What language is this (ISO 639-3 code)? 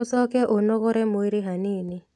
kik